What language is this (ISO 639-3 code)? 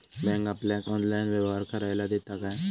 mar